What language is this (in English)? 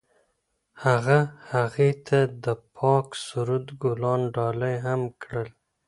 Pashto